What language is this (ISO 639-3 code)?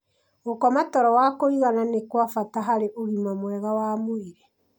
kik